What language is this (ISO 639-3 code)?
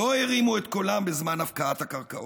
heb